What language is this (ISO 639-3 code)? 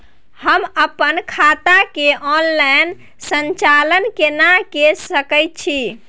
mai